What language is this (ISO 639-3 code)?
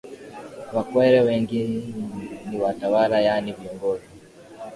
swa